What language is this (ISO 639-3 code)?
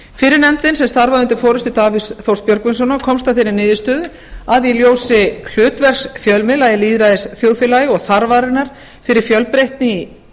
isl